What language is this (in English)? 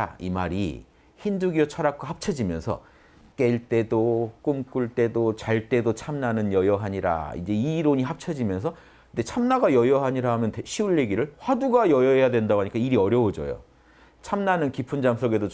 Korean